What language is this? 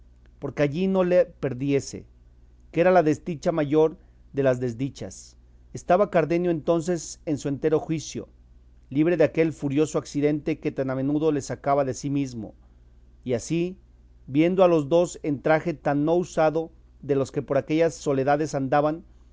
Spanish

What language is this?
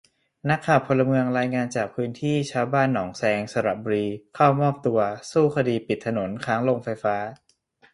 Thai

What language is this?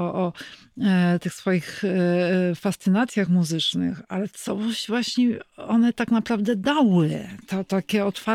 Polish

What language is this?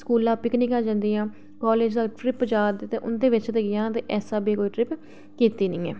Dogri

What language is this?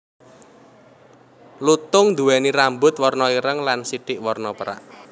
Javanese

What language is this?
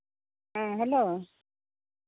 Santali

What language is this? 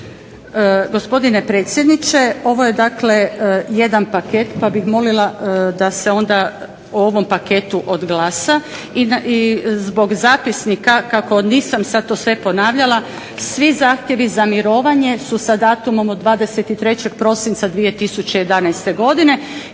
Croatian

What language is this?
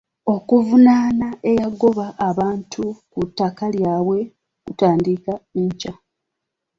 Ganda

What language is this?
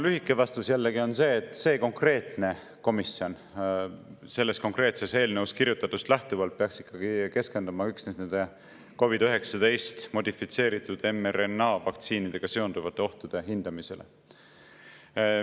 Estonian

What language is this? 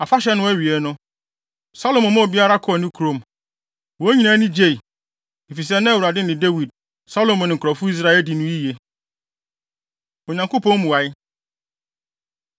Akan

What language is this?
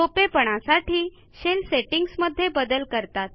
Marathi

